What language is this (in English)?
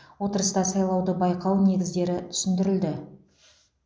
Kazakh